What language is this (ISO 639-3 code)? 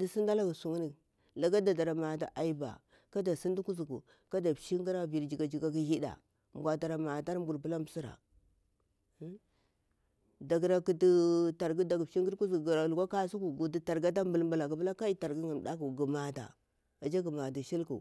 bwr